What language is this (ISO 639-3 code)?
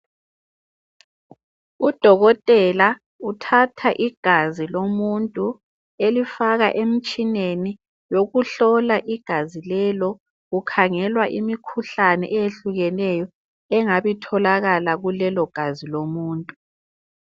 nde